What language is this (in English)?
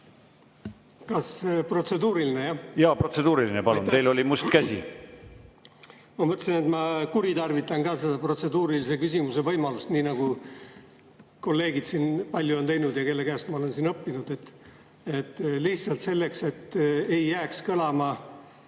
Estonian